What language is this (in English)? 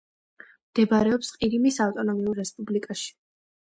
Georgian